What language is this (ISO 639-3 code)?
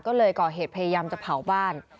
tha